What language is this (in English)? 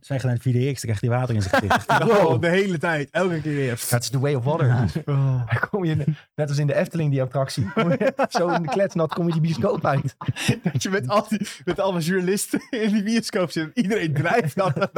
Dutch